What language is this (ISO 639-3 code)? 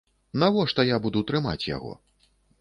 bel